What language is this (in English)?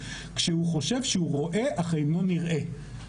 Hebrew